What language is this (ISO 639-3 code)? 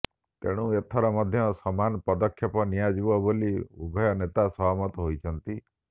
ori